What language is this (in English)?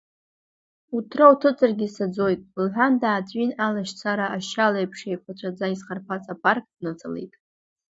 Abkhazian